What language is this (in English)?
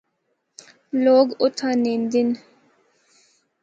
Northern Hindko